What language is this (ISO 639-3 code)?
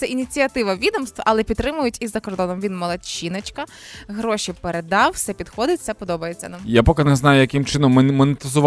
ukr